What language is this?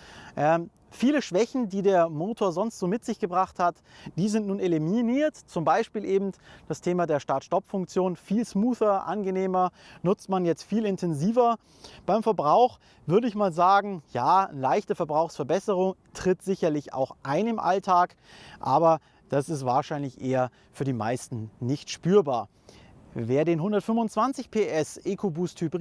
German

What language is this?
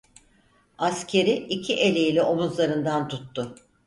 Turkish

